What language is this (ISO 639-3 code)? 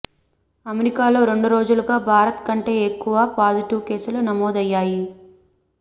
tel